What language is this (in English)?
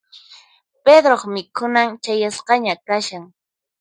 Puno Quechua